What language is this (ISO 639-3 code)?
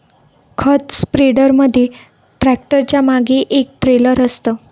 mar